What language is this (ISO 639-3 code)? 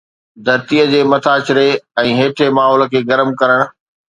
snd